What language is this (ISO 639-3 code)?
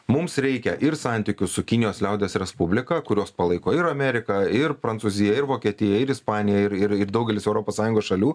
lit